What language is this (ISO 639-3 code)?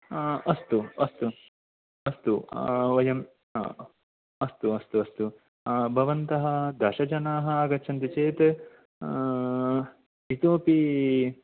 san